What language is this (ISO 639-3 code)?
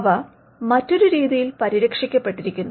mal